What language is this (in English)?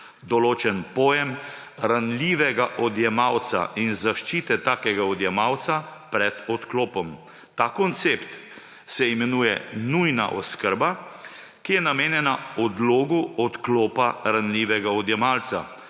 Slovenian